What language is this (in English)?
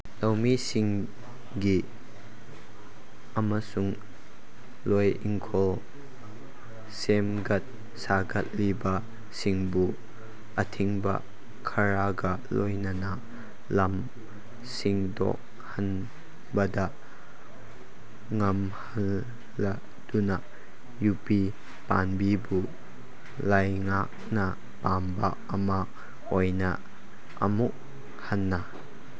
Manipuri